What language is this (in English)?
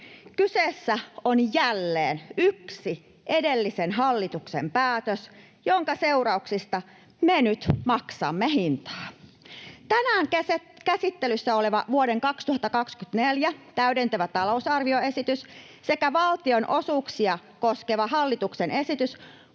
Finnish